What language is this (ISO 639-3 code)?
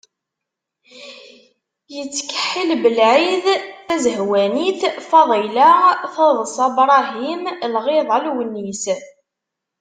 kab